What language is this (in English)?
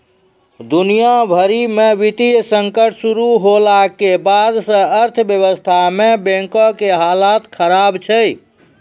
Maithili